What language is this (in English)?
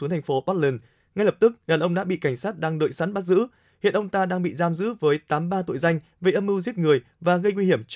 Vietnamese